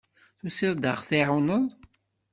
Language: Kabyle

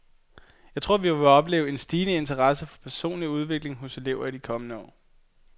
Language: Danish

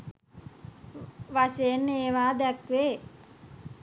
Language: Sinhala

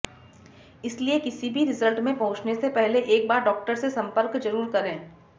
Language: Hindi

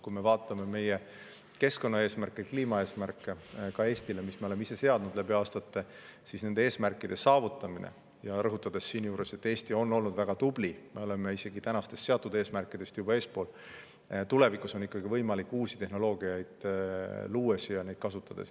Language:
Estonian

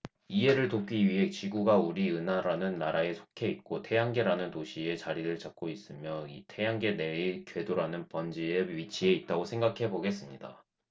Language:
Korean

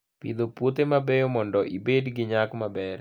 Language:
Luo (Kenya and Tanzania)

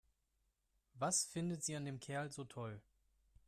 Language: German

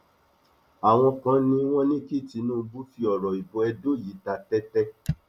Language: Yoruba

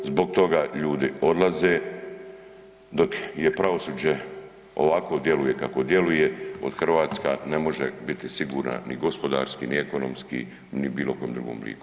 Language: Croatian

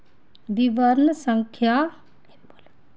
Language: Dogri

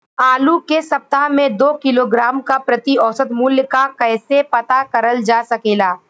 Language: Bhojpuri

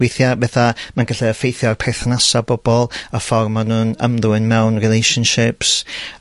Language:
Welsh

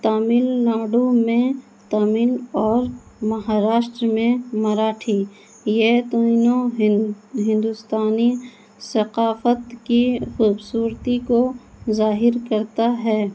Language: Urdu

